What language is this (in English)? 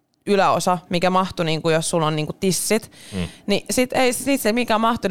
Finnish